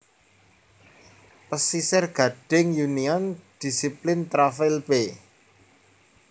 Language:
Javanese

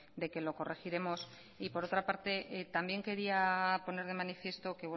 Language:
Spanish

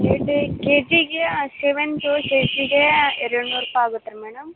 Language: Kannada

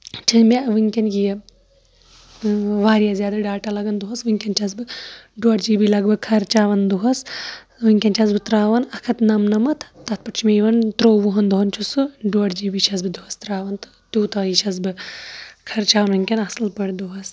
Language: Kashmiri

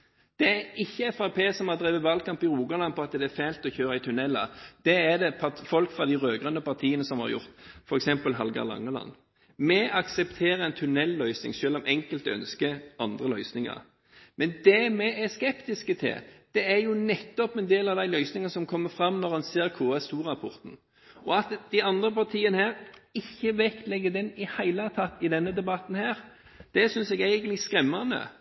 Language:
Norwegian Bokmål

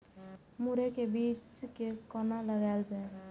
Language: Maithili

